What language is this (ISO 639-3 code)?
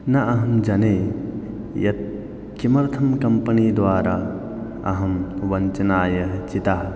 san